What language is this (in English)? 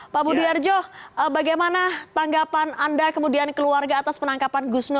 Indonesian